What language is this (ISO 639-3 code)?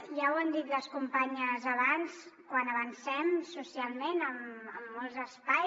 cat